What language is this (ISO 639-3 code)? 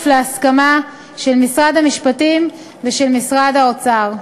heb